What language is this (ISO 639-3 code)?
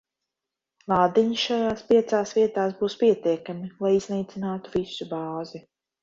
lav